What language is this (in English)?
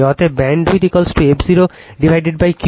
Bangla